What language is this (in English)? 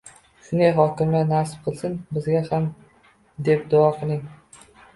Uzbek